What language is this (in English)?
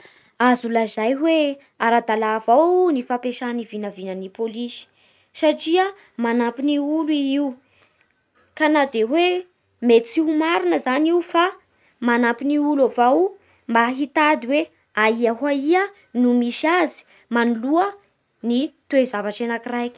Bara Malagasy